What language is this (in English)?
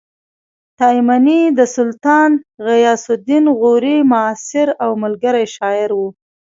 Pashto